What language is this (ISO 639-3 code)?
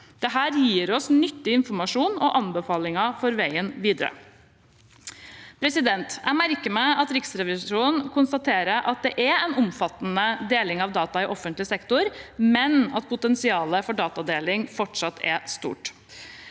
nor